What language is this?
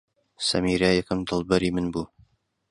Central Kurdish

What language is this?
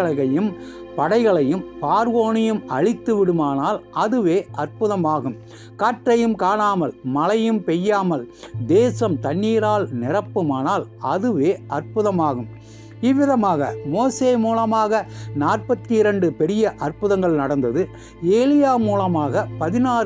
Romanian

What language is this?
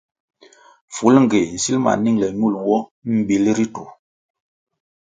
Kwasio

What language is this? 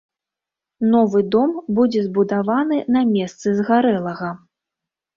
Belarusian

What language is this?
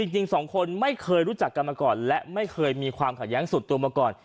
Thai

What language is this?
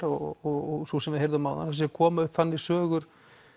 Icelandic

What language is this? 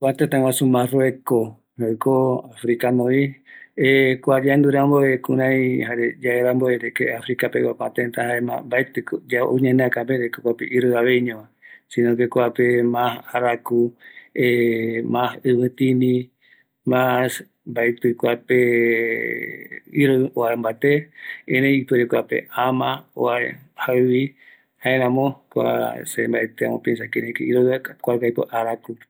Eastern Bolivian Guaraní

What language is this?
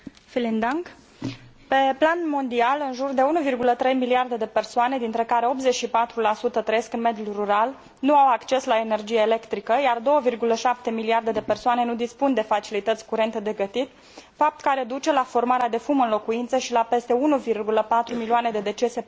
Romanian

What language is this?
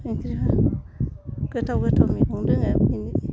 Bodo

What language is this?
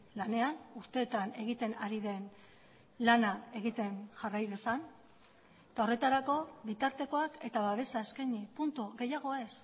Basque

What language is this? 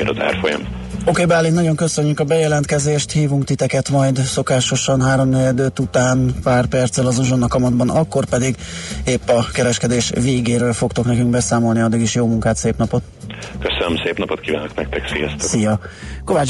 Hungarian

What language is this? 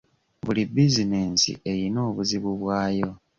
Ganda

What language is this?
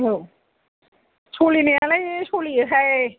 Bodo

